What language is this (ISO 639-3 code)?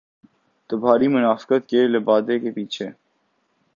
urd